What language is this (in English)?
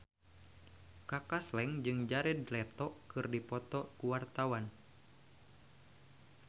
Sundanese